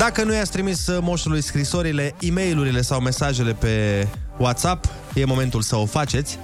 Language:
Romanian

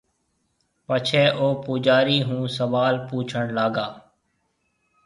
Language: Marwari (Pakistan)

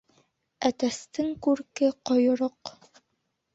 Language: Bashkir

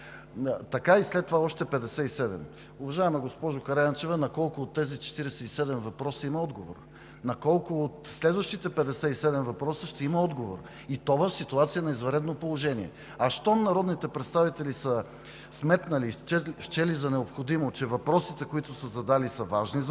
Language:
Bulgarian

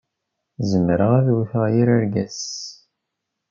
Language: Kabyle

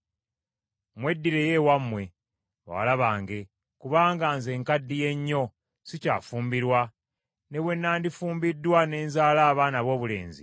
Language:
Ganda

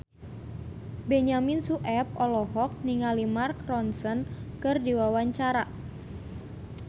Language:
Sundanese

